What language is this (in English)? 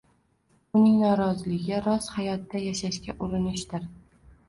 Uzbek